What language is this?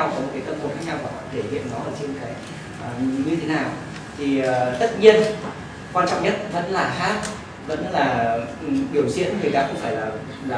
Vietnamese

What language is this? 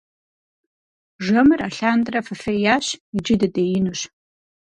Kabardian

